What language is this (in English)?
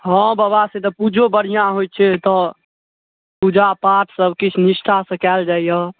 Maithili